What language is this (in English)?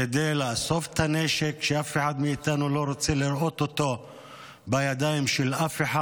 Hebrew